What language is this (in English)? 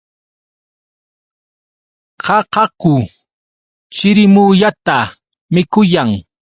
Yauyos Quechua